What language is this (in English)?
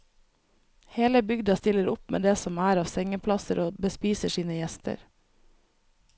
Norwegian